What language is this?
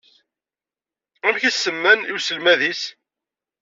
Kabyle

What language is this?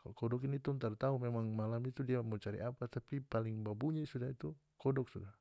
North Moluccan Malay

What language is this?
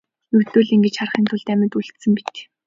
Mongolian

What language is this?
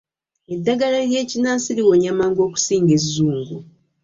Ganda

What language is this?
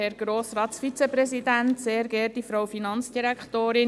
Swiss German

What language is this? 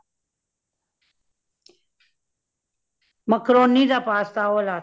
Punjabi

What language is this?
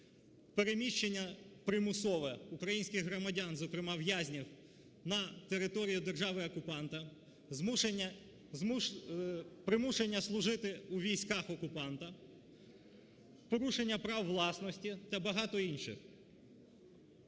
Ukrainian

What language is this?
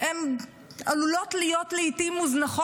Hebrew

